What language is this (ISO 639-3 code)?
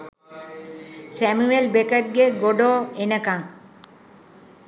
sin